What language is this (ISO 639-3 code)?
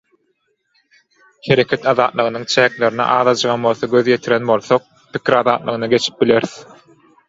tuk